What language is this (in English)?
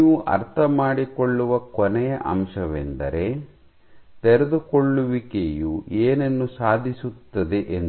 Kannada